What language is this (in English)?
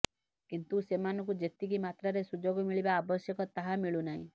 Odia